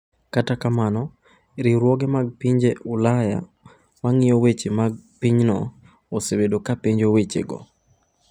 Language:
Luo (Kenya and Tanzania)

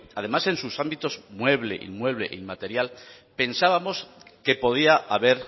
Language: Spanish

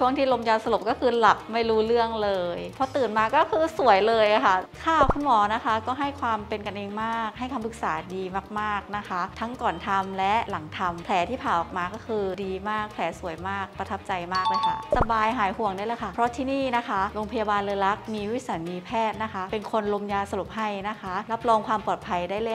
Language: Thai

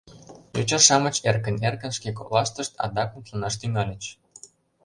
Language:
Mari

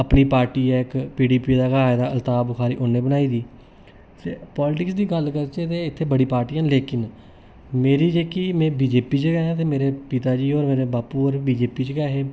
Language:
Dogri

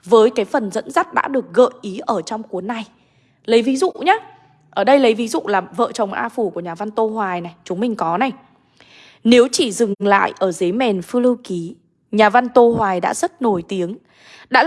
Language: Vietnamese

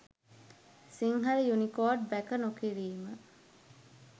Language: Sinhala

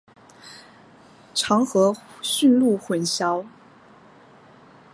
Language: Chinese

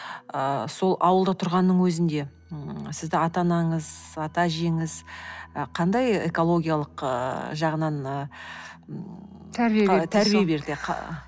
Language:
Kazakh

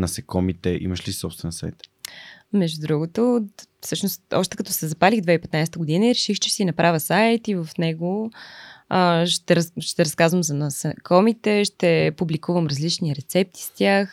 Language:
Bulgarian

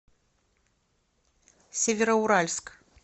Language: Russian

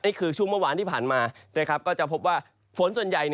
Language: Thai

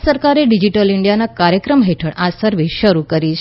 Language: Gujarati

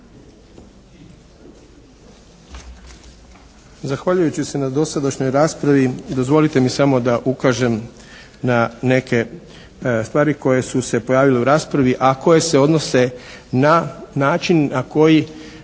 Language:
Croatian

